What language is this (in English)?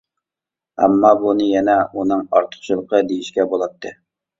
Uyghur